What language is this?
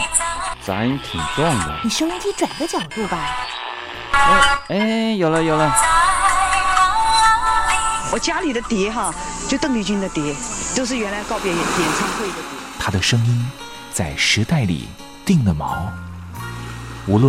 Chinese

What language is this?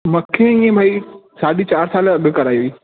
Sindhi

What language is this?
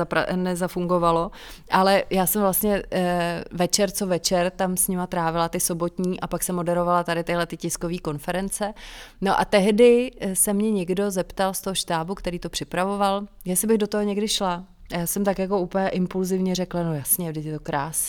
Czech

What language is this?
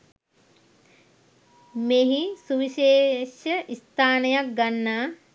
Sinhala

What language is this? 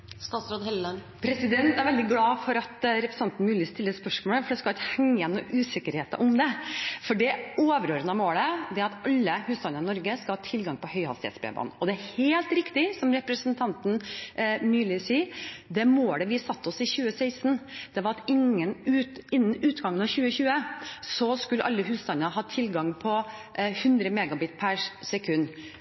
Norwegian Bokmål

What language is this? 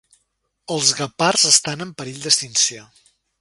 Catalan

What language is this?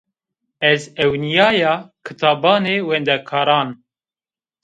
Zaza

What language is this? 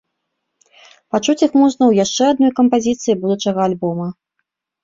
Belarusian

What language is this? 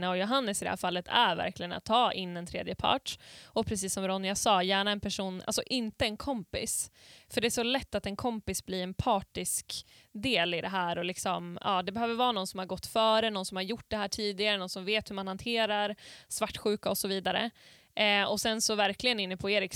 Swedish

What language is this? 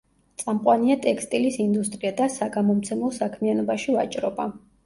Georgian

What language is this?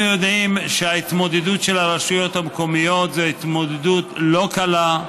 Hebrew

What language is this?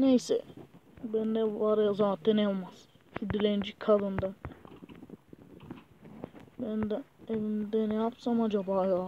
Turkish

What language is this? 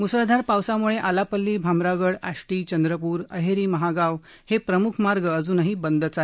Marathi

